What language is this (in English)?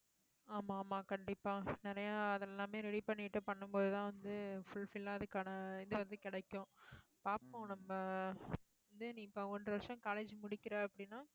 Tamil